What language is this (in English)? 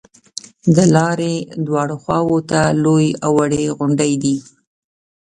Pashto